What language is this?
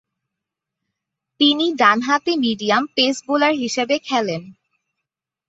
Bangla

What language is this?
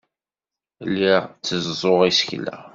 Kabyle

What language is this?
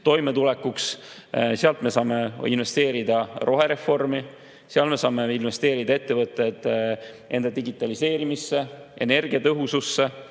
Estonian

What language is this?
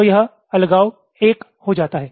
Hindi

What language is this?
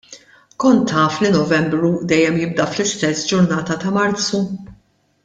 Maltese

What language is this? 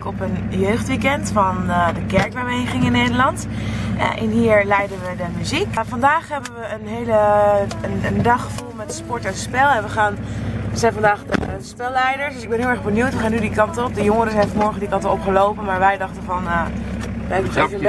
Dutch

